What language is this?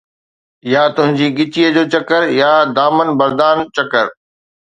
Sindhi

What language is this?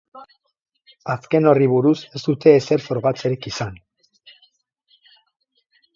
Basque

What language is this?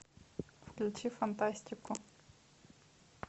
Russian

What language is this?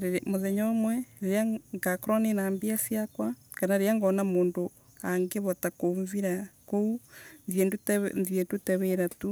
Embu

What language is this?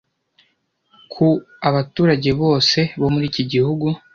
Kinyarwanda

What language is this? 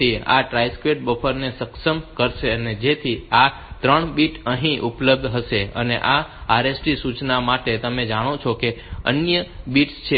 Gujarati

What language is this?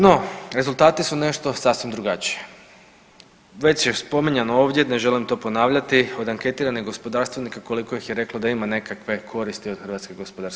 Croatian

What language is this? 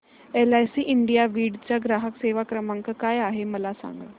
Marathi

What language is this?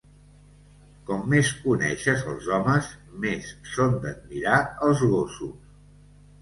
Catalan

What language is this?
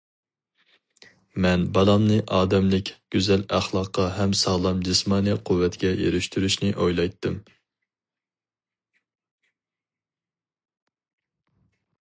Uyghur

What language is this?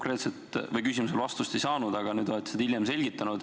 Estonian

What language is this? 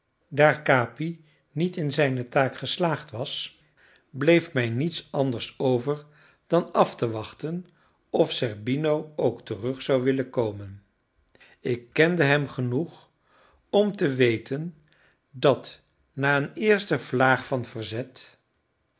Dutch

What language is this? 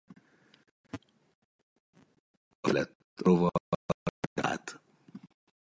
Hungarian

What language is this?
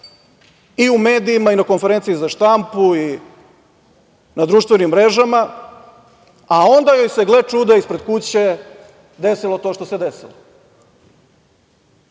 Serbian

